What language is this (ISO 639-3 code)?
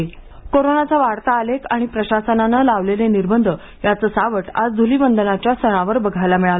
mar